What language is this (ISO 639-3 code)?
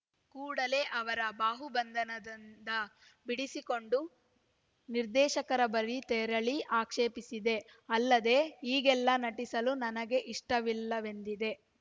kan